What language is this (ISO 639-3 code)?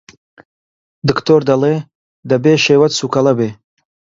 ckb